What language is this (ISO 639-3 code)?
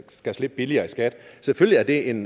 dan